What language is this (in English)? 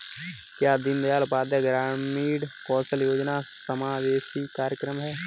Hindi